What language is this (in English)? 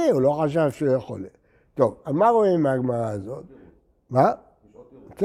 Hebrew